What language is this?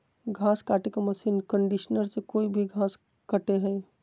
Magahi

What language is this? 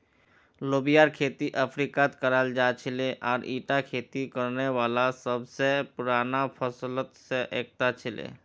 Magahi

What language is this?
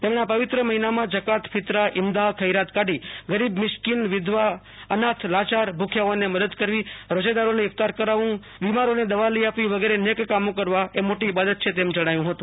Gujarati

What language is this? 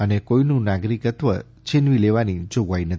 Gujarati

